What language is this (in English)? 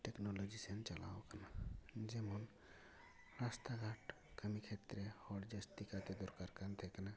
Santali